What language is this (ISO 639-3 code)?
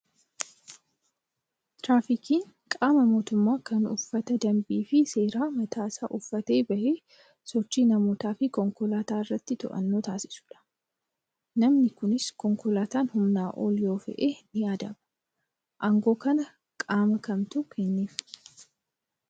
orm